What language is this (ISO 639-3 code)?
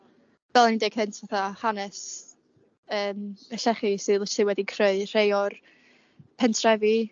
cym